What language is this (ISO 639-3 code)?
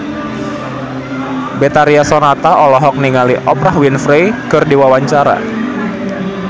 sun